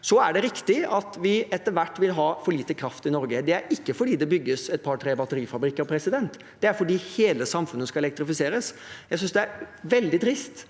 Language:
Norwegian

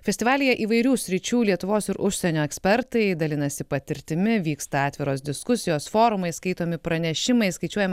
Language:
Lithuanian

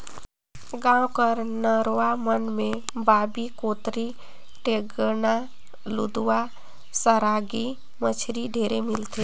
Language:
Chhattisgarhi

